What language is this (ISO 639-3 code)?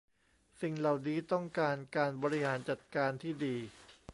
tha